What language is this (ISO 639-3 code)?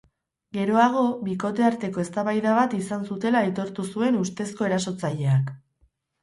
eus